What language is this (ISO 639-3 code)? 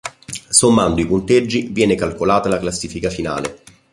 ita